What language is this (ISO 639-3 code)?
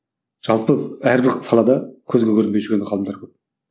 kaz